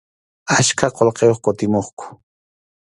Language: Arequipa-La Unión Quechua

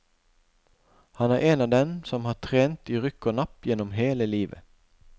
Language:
Norwegian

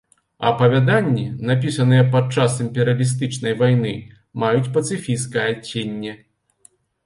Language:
Belarusian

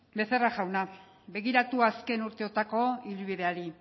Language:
Basque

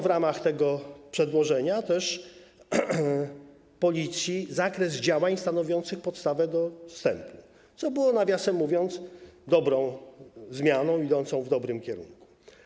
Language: Polish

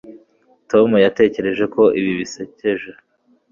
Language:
Kinyarwanda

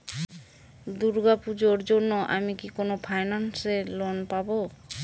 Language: Bangla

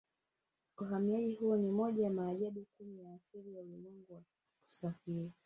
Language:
Swahili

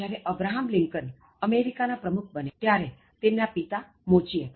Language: Gujarati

